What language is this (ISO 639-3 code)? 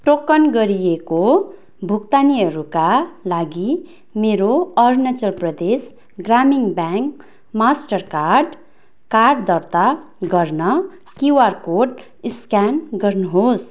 nep